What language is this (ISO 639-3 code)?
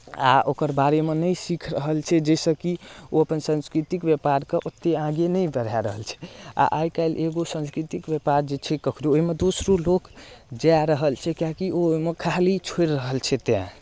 mai